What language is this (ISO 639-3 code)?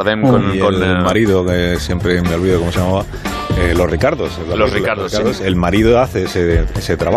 spa